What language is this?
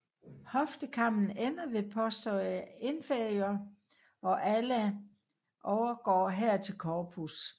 Danish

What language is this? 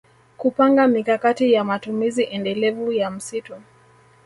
Swahili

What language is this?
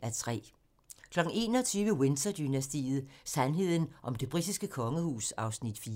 Danish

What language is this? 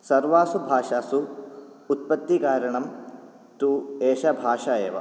Sanskrit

